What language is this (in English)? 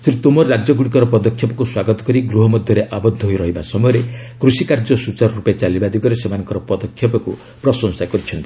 Odia